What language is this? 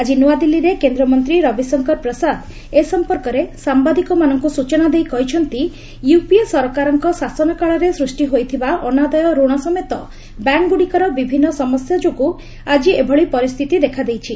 Odia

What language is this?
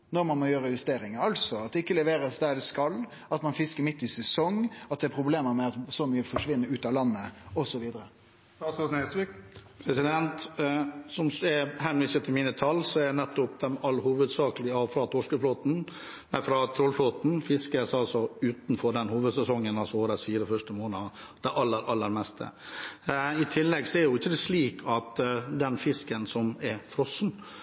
Norwegian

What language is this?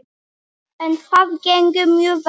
Icelandic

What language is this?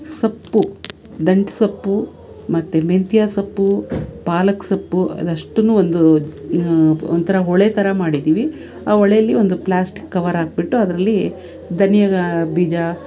Kannada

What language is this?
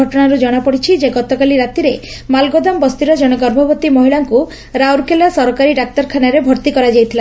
Odia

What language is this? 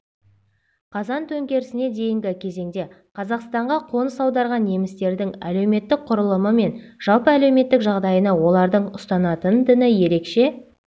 Kazakh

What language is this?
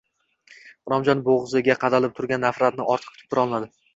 Uzbek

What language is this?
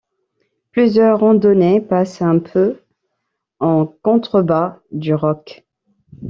French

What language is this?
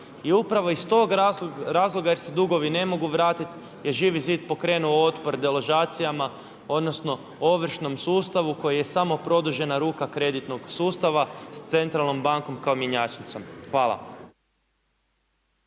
Croatian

